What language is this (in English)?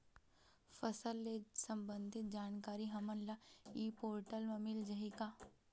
Chhattisgarhi